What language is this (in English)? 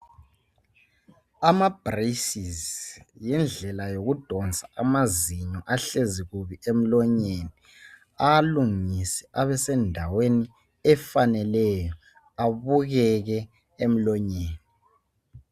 North Ndebele